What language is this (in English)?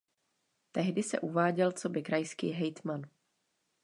Czech